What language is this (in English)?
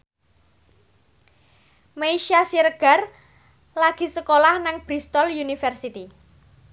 Javanese